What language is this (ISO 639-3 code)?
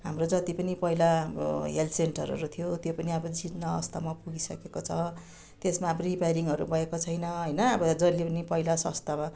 nep